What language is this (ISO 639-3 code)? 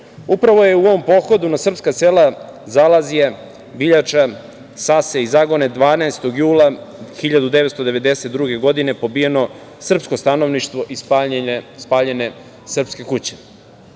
srp